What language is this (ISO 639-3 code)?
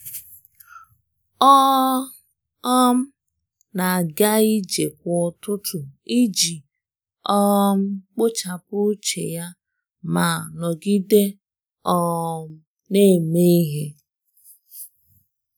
ibo